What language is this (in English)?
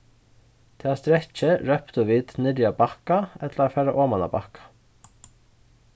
Faroese